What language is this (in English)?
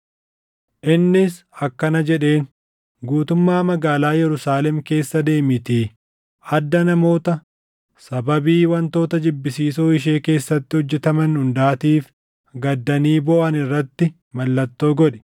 Oromo